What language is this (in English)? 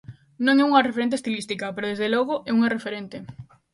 Galician